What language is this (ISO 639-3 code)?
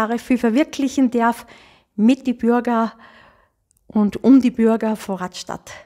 deu